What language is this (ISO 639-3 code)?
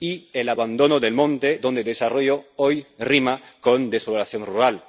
spa